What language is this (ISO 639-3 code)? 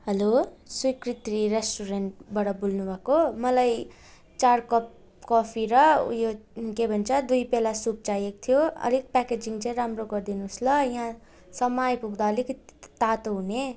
nep